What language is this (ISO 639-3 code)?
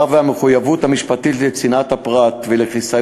heb